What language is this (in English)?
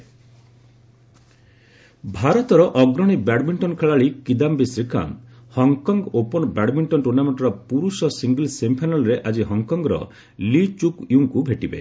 Odia